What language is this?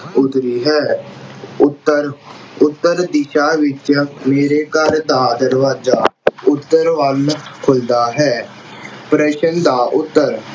Punjabi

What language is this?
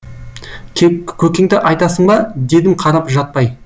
Kazakh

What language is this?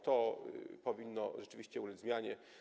Polish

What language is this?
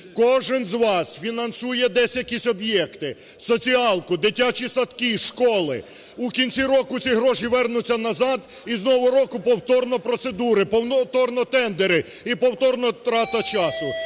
Ukrainian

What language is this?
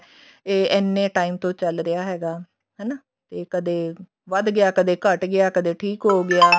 Punjabi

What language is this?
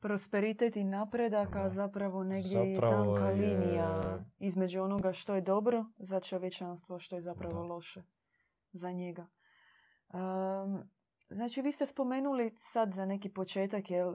Croatian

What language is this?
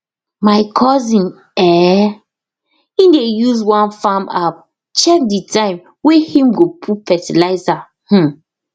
Nigerian Pidgin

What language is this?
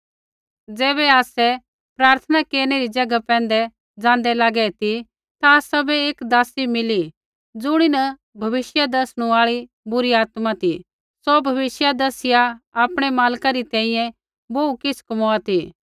Kullu Pahari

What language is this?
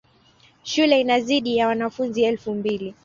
Swahili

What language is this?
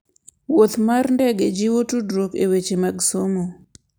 Luo (Kenya and Tanzania)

